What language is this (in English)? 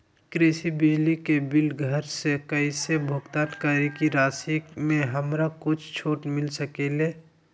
Magahi